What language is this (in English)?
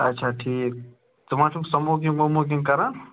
Kashmiri